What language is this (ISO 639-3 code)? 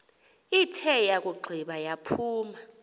xho